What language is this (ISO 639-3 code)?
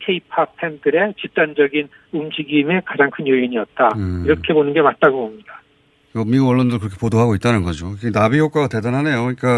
kor